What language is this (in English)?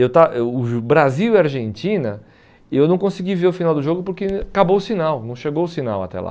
Portuguese